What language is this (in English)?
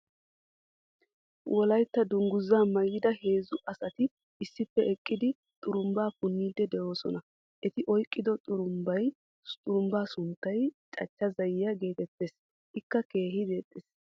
Wolaytta